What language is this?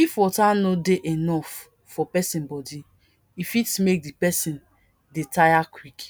Nigerian Pidgin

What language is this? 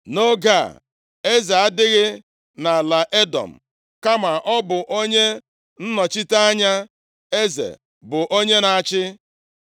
Igbo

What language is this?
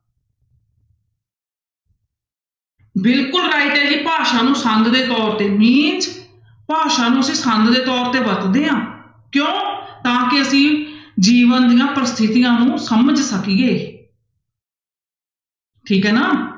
Punjabi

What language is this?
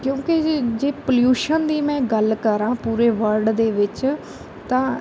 Punjabi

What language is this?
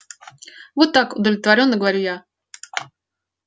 Russian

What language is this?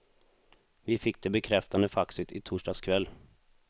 Swedish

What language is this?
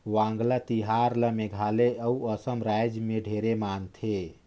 Chhattisgarhi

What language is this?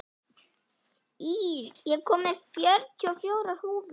Icelandic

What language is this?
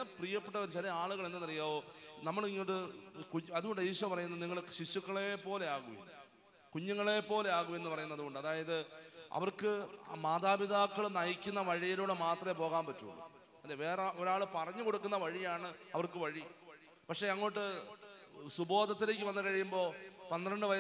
Malayalam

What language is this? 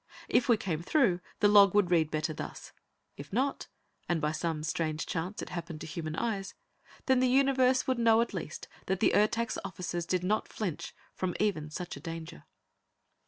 English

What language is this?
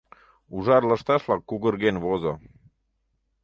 Mari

